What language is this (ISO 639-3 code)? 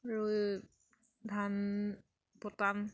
asm